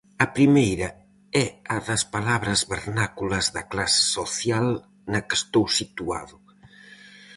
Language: Galician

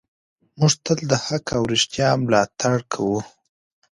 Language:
Pashto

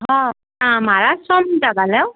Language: Sindhi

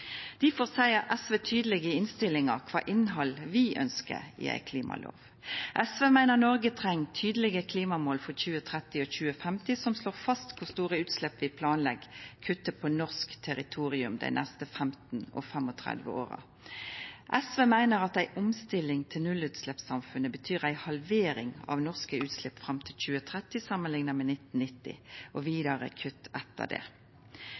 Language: Norwegian Nynorsk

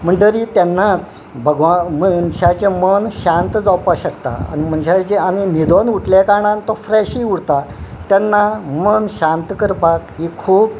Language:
Konkani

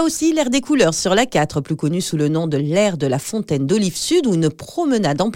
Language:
French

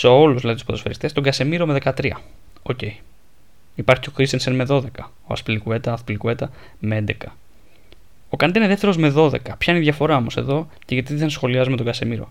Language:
Greek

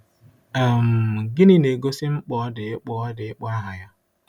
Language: Igbo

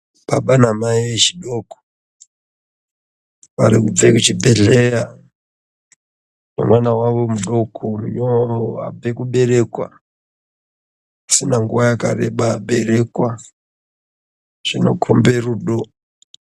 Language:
Ndau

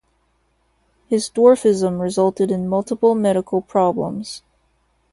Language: English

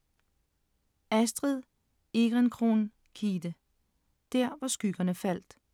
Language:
Danish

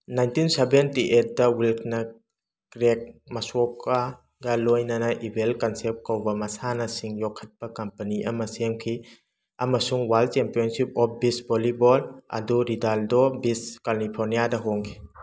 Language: Manipuri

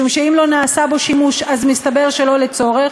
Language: Hebrew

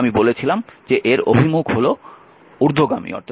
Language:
Bangla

